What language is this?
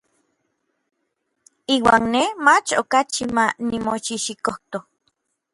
Orizaba Nahuatl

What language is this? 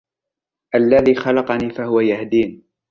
Arabic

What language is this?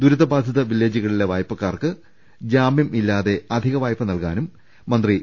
Malayalam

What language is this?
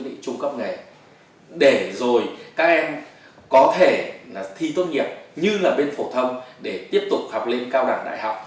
Vietnamese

